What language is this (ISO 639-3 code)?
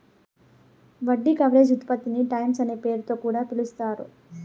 tel